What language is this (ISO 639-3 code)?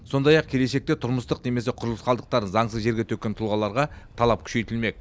kaz